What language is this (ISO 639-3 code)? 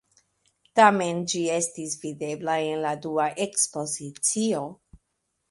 epo